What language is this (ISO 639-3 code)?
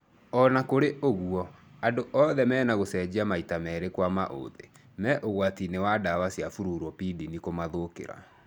kik